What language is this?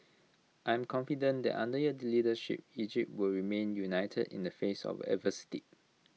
English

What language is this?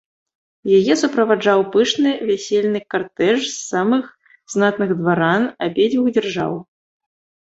Belarusian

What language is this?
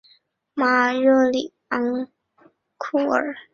Chinese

